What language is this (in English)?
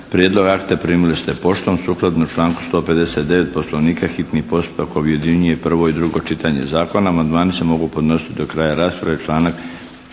Croatian